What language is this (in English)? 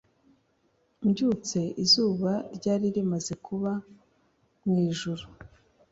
Kinyarwanda